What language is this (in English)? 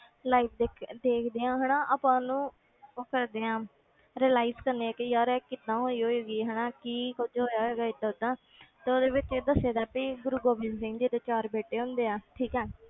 Punjabi